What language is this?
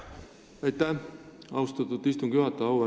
Estonian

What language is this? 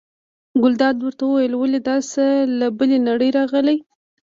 Pashto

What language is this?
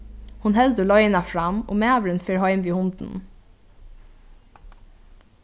Faroese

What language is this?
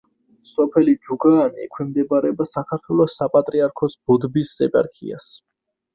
Georgian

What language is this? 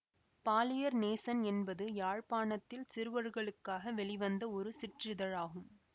Tamil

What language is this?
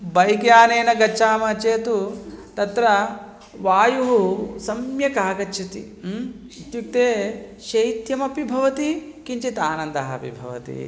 Sanskrit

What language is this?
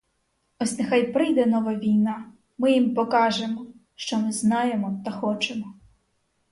Ukrainian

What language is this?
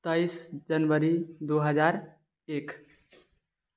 Maithili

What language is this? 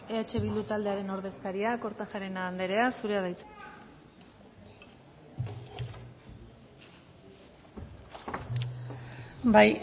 Basque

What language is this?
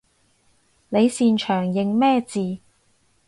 Cantonese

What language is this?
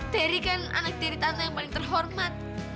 Indonesian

